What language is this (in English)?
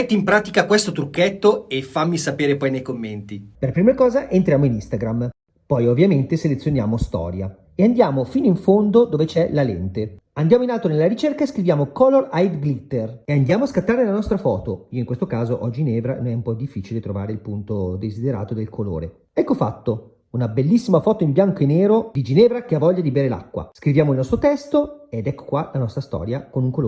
Italian